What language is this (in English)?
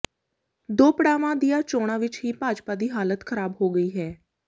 Punjabi